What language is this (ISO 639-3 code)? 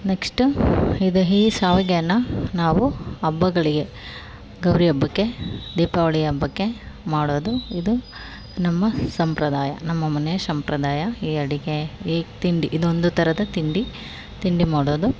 kan